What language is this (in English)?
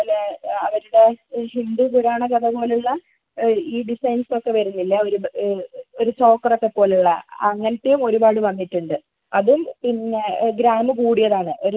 Malayalam